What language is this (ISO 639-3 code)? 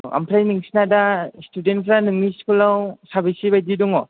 brx